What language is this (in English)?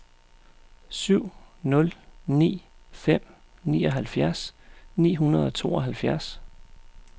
Danish